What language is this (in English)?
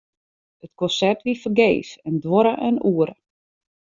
Western Frisian